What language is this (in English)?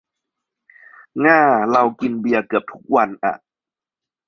Thai